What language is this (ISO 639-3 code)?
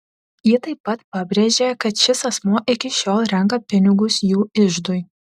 lit